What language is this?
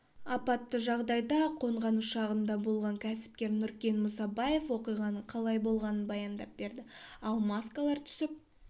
Kazakh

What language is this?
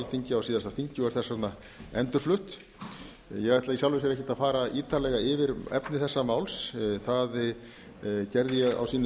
Icelandic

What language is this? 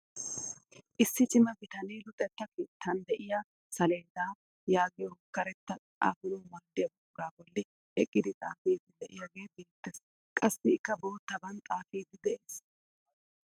Wolaytta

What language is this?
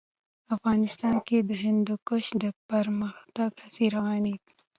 Pashto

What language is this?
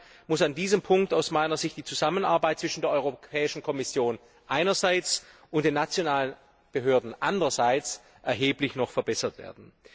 German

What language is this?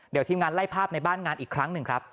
Thai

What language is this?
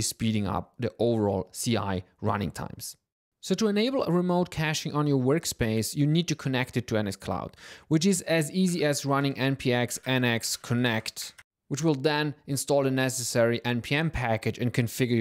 English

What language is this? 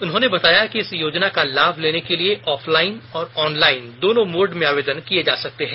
Hindi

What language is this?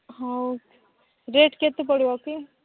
Odia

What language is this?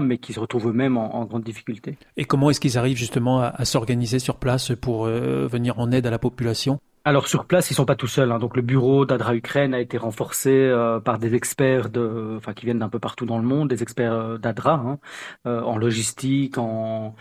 French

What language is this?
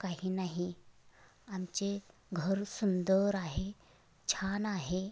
Marathi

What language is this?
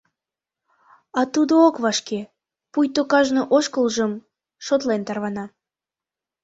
Mari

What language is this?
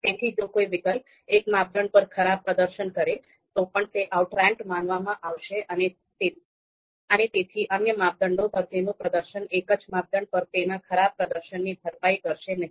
Gujarati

